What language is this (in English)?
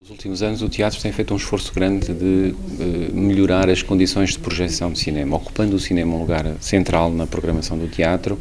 Portuguese